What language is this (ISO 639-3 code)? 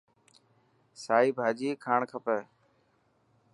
mki